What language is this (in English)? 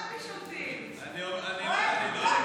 Hebrew